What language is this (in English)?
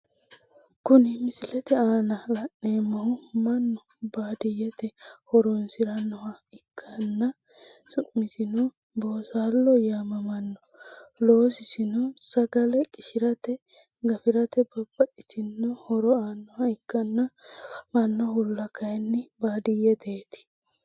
Sidamo